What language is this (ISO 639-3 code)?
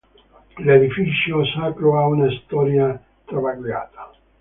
ita